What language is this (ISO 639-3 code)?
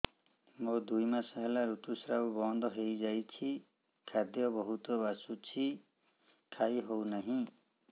ori